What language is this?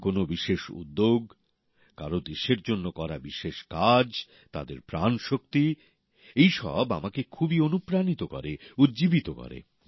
Bangla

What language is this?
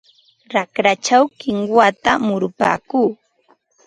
Ambo-Pasco Quechua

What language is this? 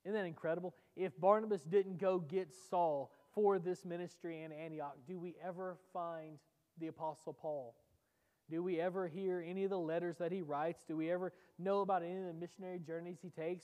English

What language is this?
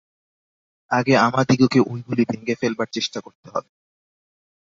Bangla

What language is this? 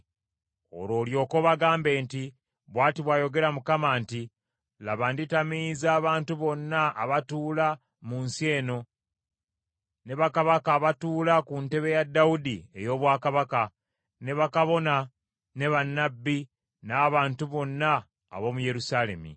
Ganda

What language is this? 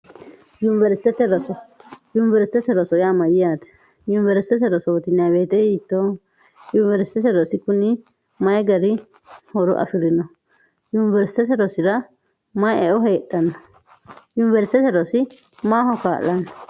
Sidamo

